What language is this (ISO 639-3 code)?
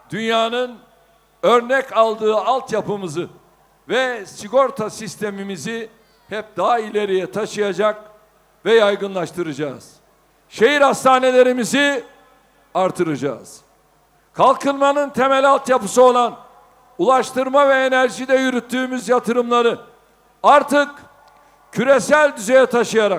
tur